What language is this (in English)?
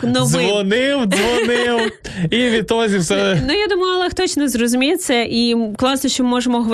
Ukrainian